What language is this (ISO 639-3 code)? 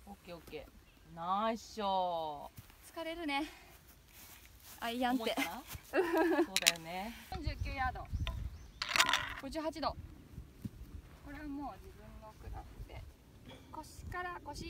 jpn